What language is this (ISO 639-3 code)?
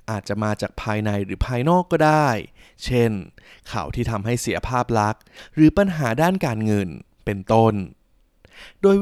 tha